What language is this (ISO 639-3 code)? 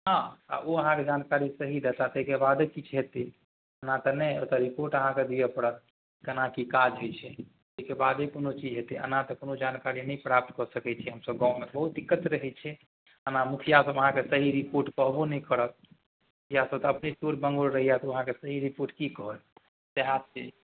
mai